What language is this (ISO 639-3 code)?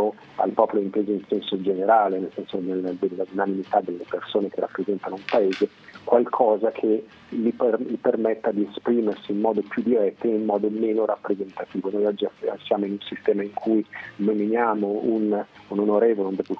ita